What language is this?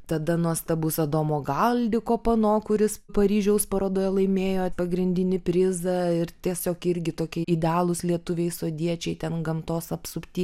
Lithuanian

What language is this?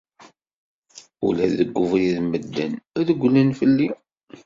Kabyle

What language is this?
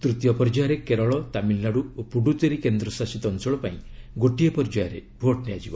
Odia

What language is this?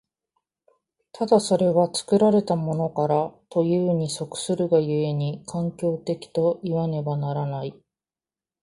Japanese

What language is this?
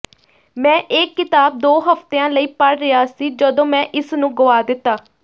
Punjabi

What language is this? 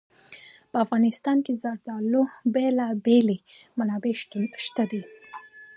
Pashto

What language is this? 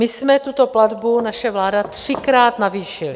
Czech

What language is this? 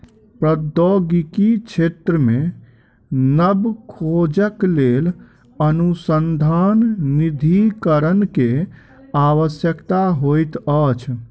Maithili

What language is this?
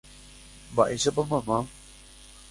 Guarani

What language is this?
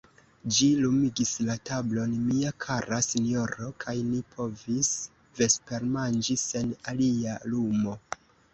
Esperanto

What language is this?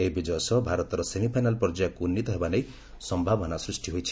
Odia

